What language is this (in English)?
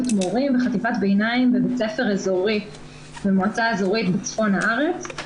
Hebrew